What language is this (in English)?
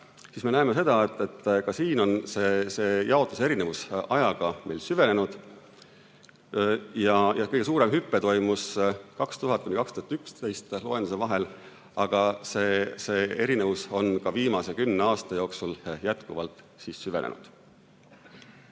Estonian